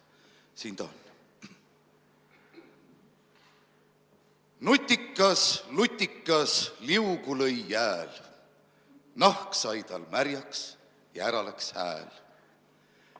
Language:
Estonian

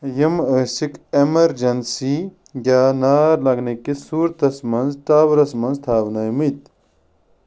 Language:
Kashmiri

